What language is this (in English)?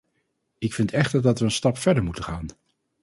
Dutch